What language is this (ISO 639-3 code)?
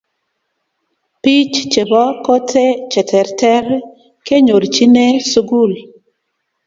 kln